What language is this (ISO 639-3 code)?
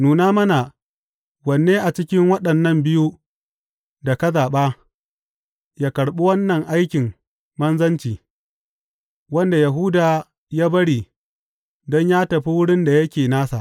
hau